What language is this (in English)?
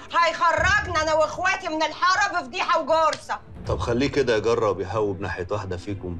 Arabic